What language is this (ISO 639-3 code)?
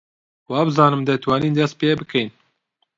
ckb